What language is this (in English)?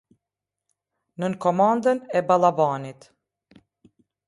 Albanian